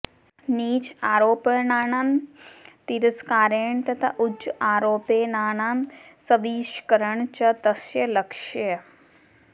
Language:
Sanskrit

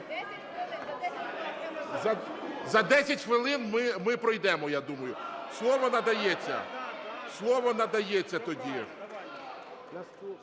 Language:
Ukrainian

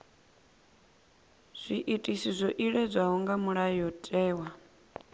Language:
Venda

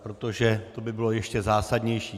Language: Czech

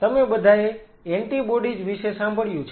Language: Gujarati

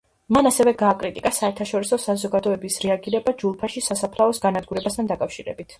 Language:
Georgian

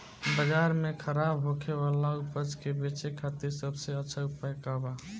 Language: Bhojpuri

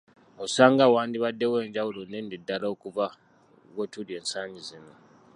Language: Ganda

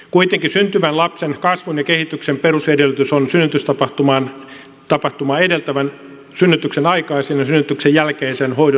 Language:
Finnish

